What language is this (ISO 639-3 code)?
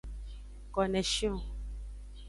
ajg